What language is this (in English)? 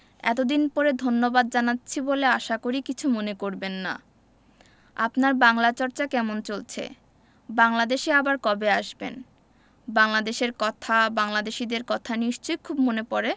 Bangla